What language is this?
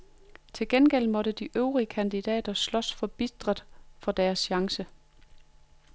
Danish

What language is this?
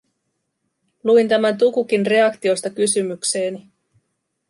Finnish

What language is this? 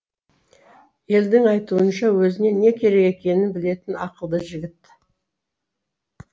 Kazakh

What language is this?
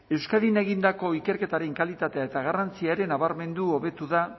Basque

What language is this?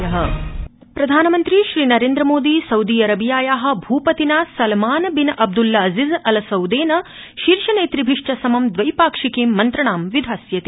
Sanskrit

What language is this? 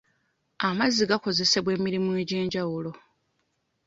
Ganda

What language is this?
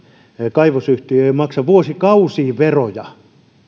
Finnish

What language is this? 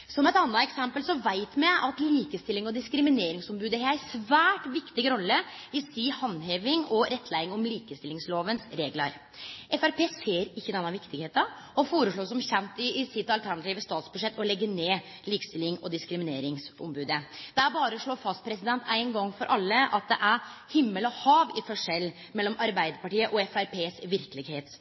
Norwegian Nynorsk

